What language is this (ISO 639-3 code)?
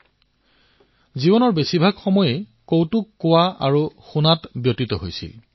asm